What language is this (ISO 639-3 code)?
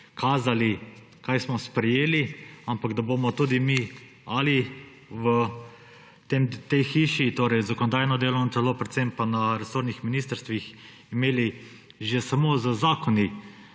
slv